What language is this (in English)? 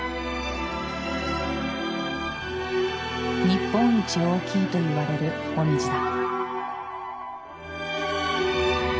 Japanese